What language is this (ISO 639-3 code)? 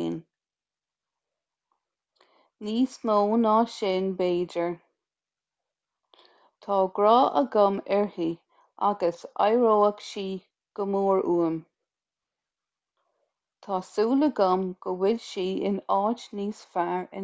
gle